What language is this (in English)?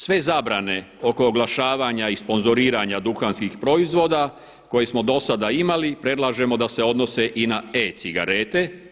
Croatian